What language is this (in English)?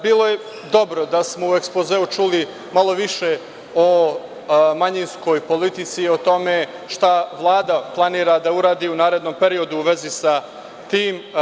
Serbian